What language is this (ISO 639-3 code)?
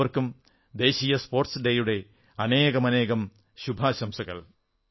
mal